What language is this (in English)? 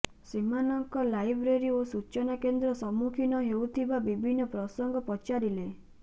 Odia